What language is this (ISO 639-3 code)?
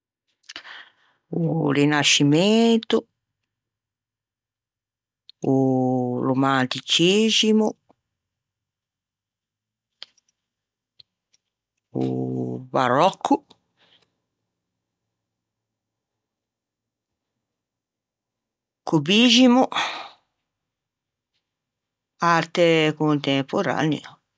lij